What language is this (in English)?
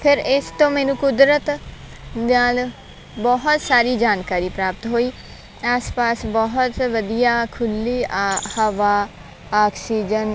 Punjabi